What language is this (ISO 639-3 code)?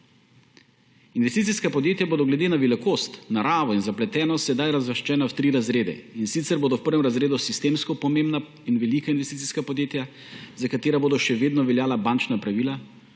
slv